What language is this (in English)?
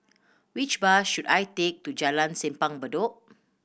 English